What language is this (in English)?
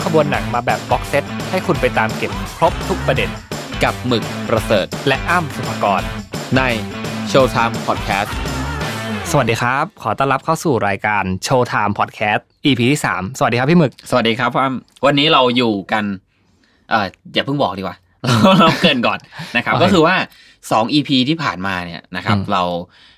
Thai